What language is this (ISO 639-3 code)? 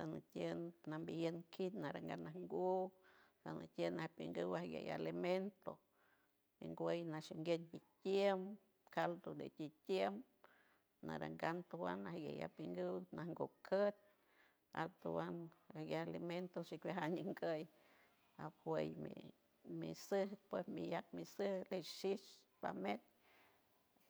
hue